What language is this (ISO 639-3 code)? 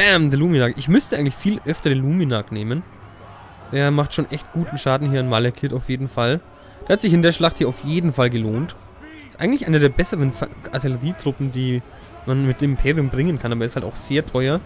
deu